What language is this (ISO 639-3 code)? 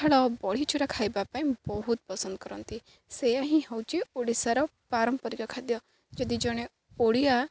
ori